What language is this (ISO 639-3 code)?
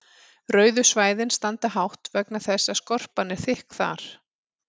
isl